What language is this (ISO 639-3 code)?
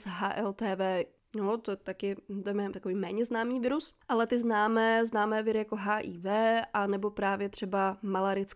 ces